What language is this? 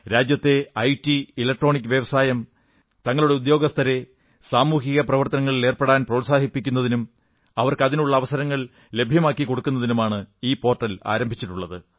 Malayalam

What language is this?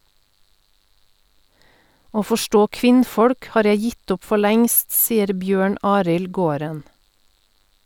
Norwegian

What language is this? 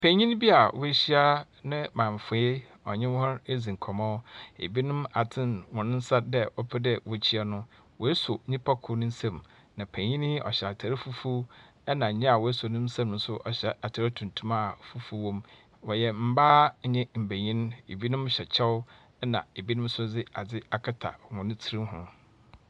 Akan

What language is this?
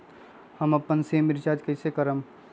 Magahi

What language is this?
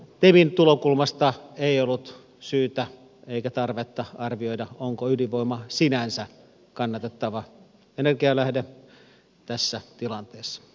Finnish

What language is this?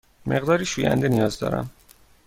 Persian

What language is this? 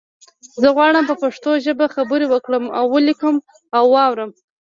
Pashto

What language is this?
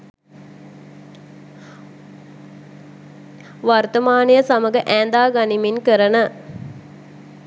Sinhala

